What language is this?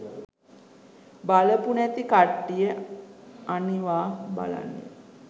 Sinhala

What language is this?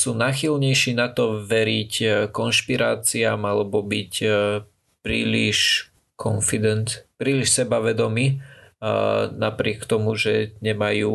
Slovak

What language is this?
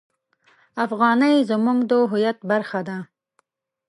Pashto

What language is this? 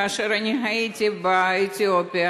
Hebrew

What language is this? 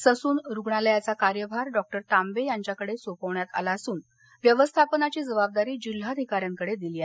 Marathi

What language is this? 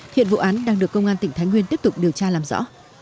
Vietnamese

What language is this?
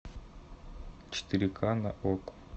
Russian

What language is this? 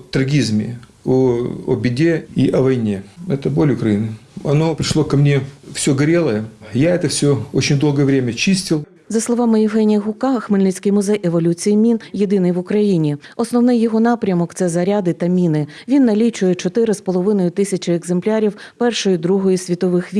Ukrainian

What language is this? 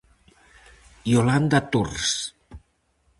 Galician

